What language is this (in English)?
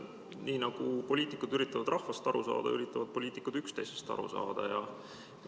Estonian